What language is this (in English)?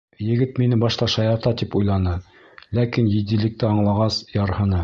Bashkir